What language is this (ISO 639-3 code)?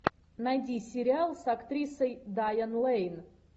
rus